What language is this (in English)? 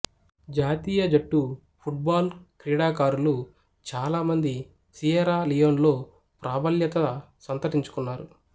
Telugu